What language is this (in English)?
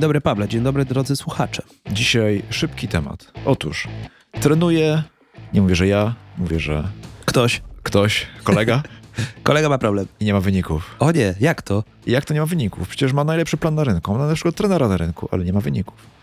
Polish